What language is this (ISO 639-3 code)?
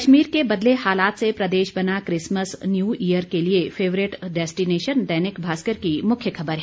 hin